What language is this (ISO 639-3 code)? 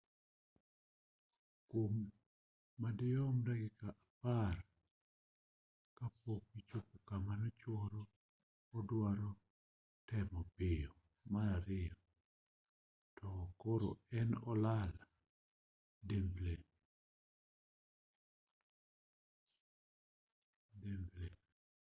luo